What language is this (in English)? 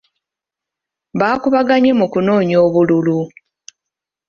Ganda